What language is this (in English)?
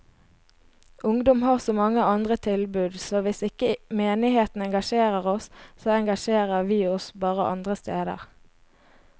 Norwegian